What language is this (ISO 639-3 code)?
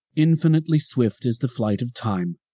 eng